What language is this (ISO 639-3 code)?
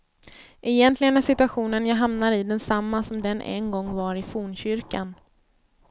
swe